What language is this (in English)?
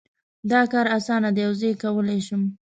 Pashto